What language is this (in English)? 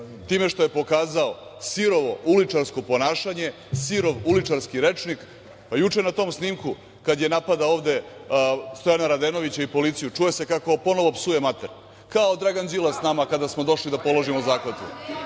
Serbian